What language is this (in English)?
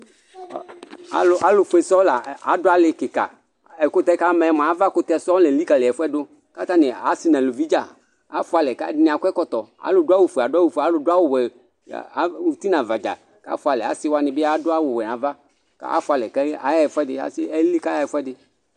Ikposo